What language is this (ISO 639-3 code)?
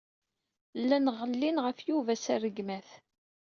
kab